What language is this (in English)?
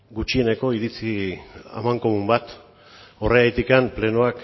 Basque